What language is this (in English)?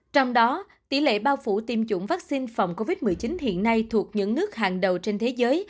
Vietnamese